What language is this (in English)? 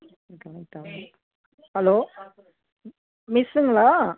Tamil